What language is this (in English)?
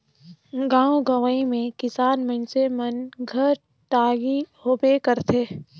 Chhattisgarhi